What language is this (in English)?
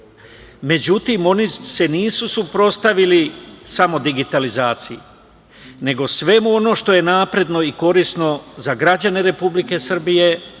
Serbian